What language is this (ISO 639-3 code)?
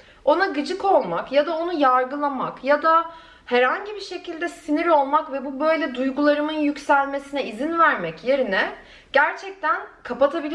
tur